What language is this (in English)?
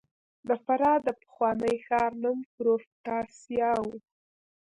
Pashto